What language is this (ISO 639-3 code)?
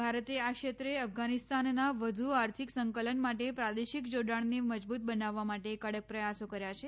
guj